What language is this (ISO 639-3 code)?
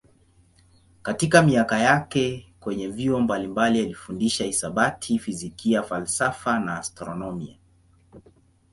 swa